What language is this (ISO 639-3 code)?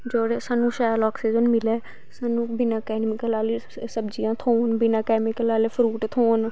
doi